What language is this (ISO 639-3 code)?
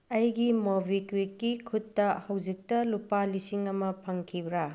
mni